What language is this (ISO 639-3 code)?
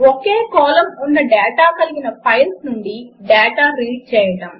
tel